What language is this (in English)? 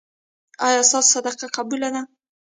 Pashto